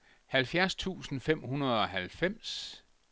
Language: Danish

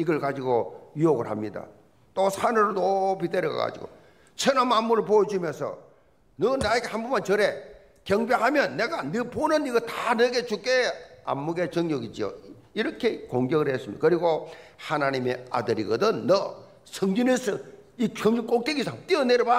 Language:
Korean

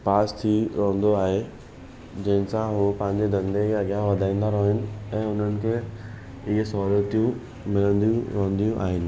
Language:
Sindhi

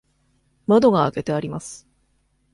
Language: Japanese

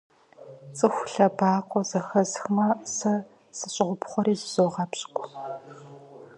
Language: Kabardian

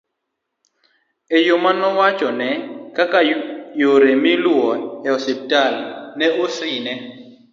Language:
Luo (Kenya and Tanzania)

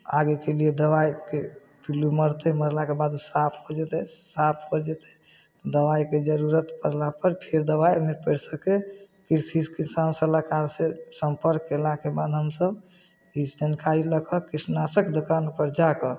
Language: Maithili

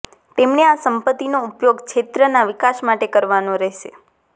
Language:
Gujarati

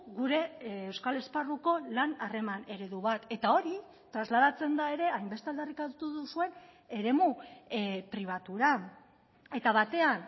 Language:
Basque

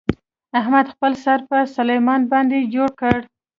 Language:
Pashto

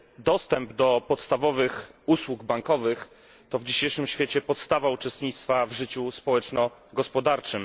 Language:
Polish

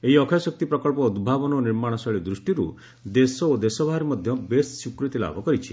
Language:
Odia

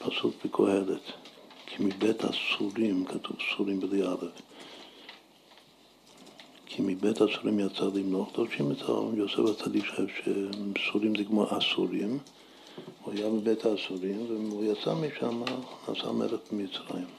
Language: Hebrew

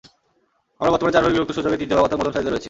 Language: Bangla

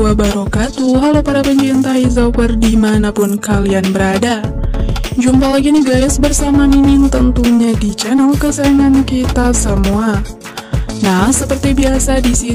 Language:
Indonesian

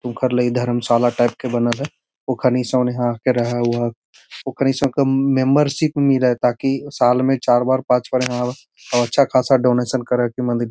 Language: Magahi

